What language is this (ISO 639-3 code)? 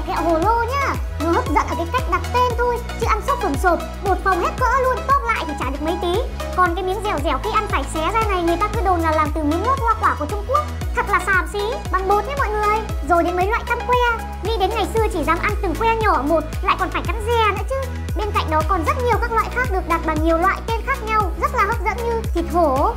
vie